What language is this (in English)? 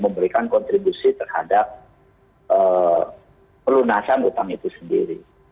Indonesian